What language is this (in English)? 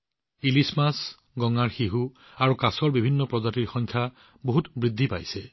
Assamese